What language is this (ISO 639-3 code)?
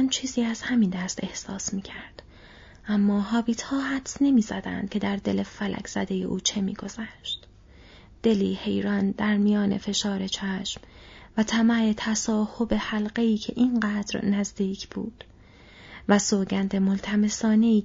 fas